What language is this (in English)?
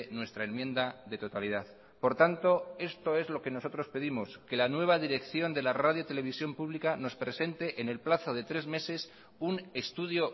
Spanish